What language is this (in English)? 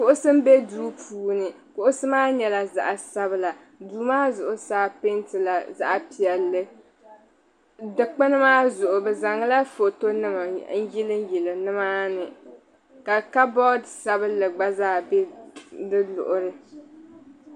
Dagbani